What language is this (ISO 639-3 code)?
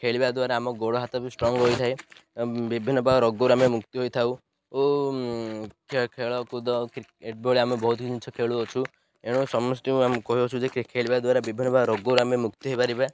ori